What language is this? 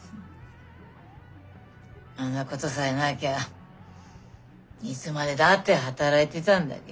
Japanese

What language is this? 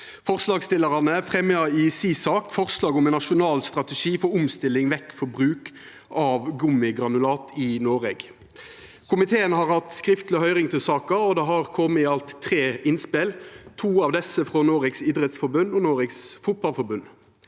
Norwegian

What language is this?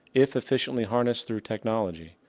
English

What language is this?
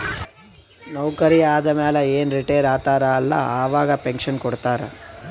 Kannada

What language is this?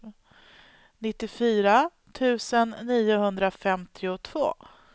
Swedish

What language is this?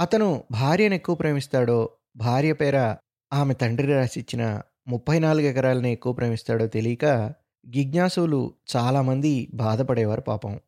Telugu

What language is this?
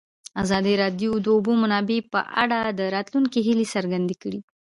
Pashto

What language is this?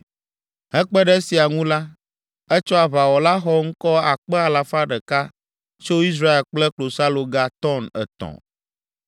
Ewe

